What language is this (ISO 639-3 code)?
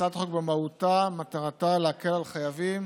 heb